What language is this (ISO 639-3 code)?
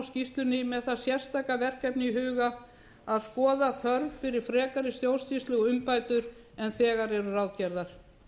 isl